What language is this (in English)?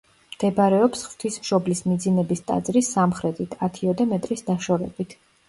Georgian